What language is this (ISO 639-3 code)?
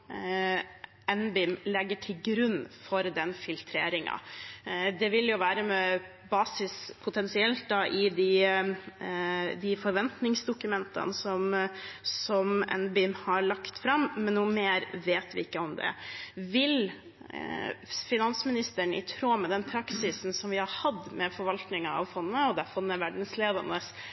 nob